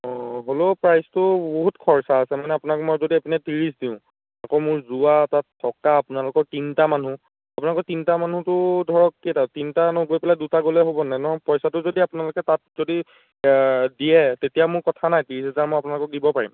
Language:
Assamese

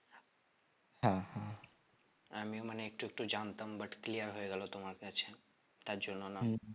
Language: Bangla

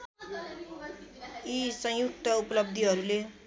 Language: Nepali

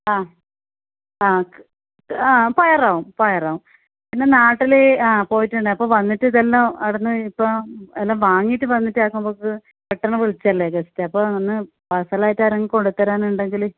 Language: Malayalam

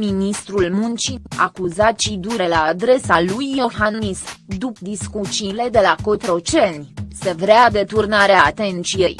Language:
Romanian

